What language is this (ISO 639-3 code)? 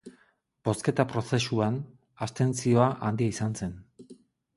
eus